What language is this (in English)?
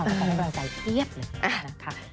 Thai